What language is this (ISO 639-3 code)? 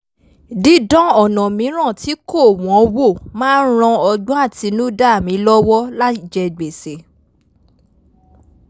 yor